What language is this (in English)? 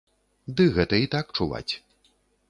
Belarusian